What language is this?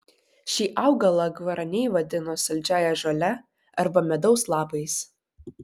Lithuanian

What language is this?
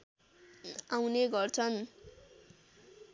Nepali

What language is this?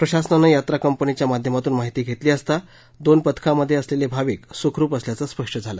Marathi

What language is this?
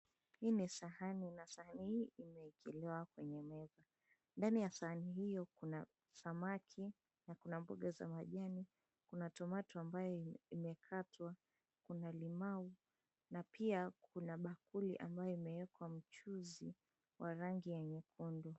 Swahili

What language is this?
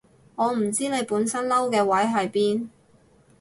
Cantonese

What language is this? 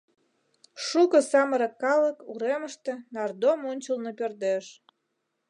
Mari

